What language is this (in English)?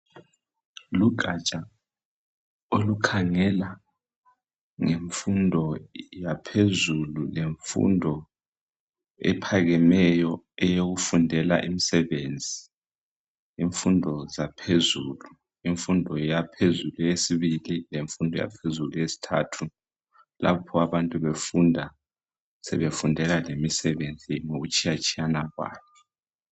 North Ndebele